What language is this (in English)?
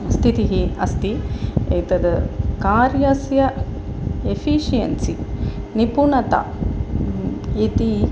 Sanskrit